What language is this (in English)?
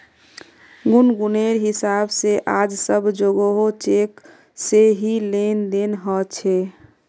Magahi